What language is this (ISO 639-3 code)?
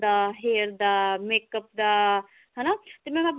pan